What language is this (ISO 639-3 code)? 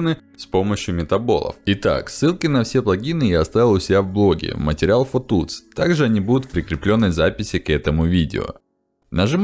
rus